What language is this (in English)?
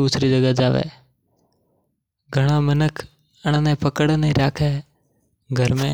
Mewari